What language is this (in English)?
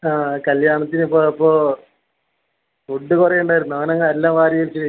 Malayalam